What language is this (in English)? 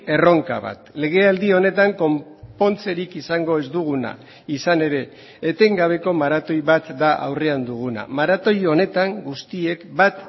Basque